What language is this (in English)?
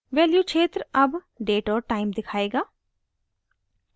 Hindi